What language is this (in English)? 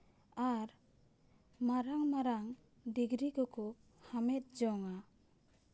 Santali